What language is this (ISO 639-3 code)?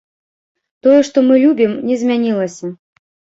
bel